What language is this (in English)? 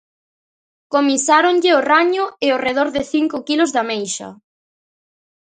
Galician